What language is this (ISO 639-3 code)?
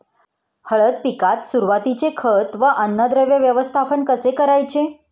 mar